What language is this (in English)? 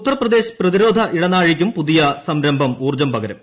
Malayalam